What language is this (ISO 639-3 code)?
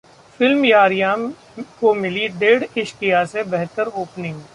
hin